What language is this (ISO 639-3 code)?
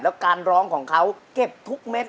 tha